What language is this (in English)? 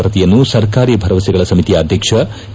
Kannada